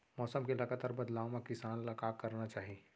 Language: Chhattisgarhi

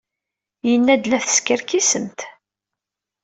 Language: Kabyle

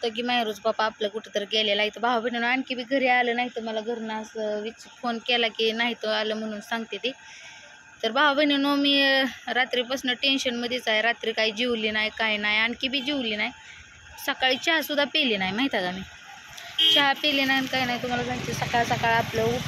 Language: Marathi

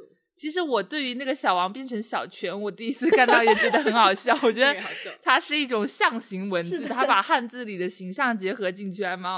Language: Chinese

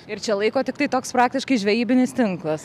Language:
Lithuanian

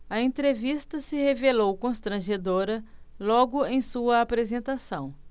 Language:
Portuguese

